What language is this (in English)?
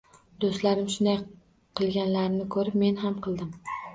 Uzbek